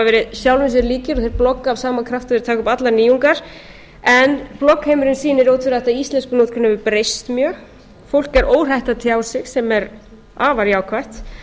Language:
Icelandic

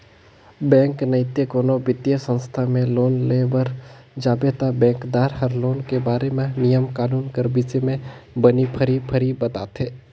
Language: Chhattisgarhi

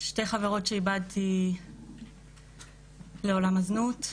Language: Hebrew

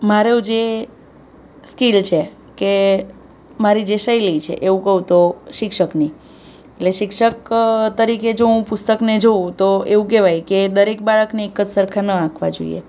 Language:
Gujarati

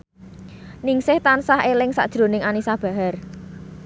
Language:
Javanese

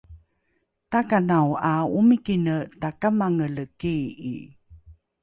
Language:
Rukai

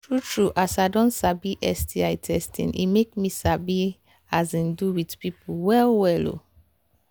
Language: Nigerian Pidgin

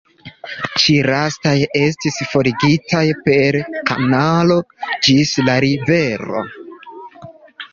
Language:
Esperanto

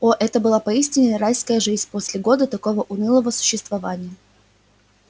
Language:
Russian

